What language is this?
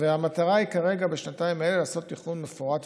Hebrew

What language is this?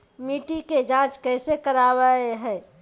Magahi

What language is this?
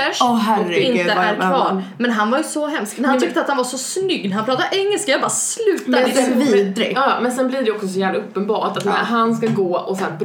Swedish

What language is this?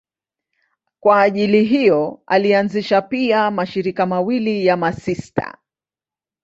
Swahili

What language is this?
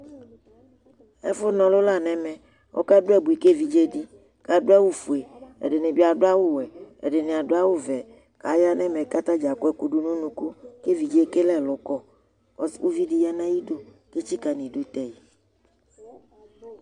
Ikposo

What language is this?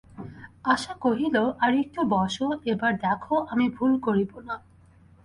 Bangla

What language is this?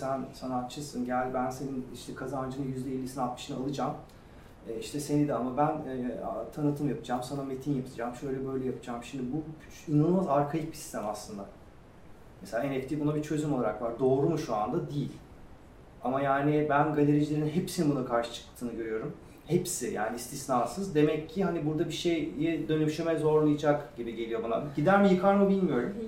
Turkish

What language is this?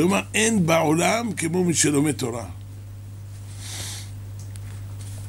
Hebrew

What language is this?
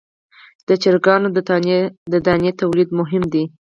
Pashto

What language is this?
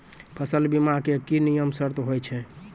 Maithili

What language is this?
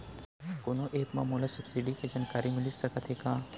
Chhattisgarhi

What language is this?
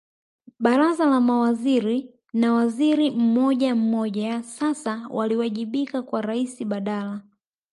Swahili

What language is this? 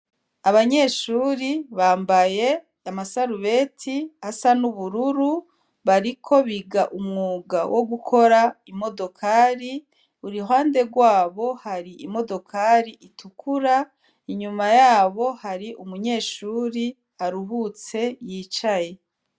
Rundi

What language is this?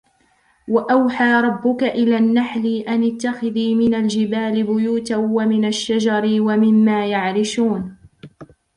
Arabic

